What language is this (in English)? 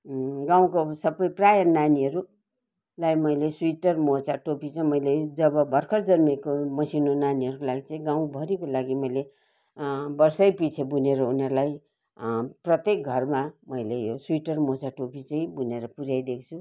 Nepali